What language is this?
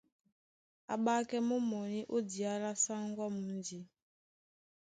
Duala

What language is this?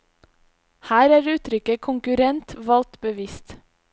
Norwegian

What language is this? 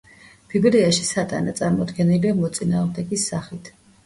Georgian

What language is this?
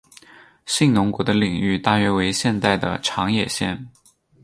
Chinese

